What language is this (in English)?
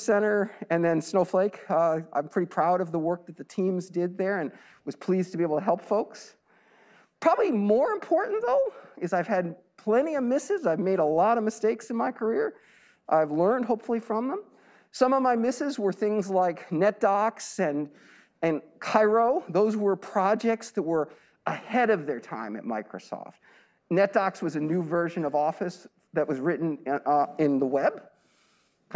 English